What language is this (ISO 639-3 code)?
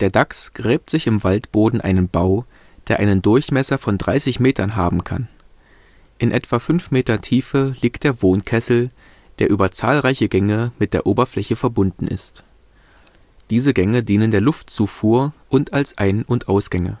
deu